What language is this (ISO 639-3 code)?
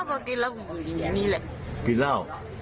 tha